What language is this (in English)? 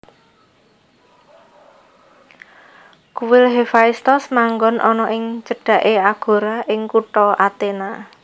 Javanese